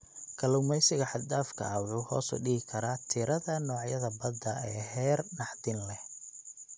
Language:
Somali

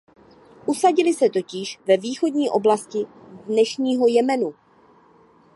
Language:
Czech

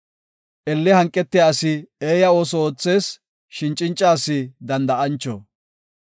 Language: Gofa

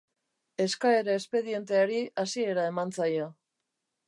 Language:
Basque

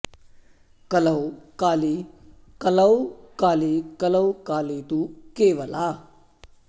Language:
Sanskrit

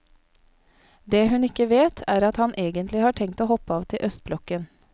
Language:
Norwegian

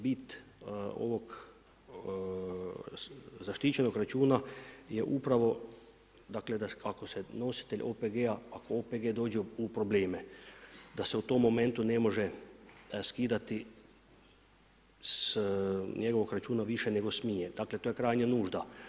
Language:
Croatian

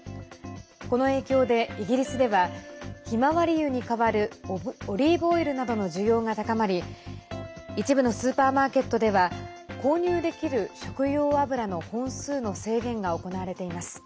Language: Japanese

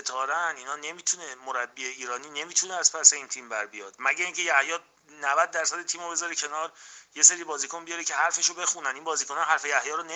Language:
Persian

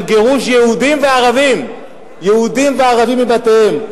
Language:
Hebrew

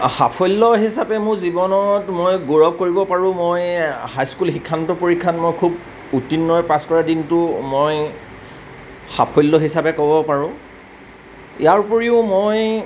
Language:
Assamese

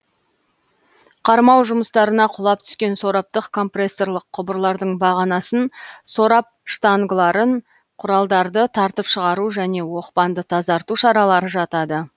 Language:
Kazakh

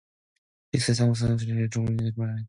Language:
Korean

